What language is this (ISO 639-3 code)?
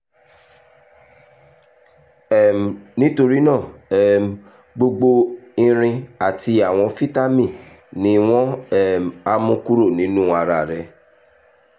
yor